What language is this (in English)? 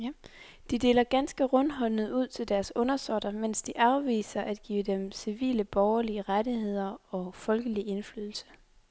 Danish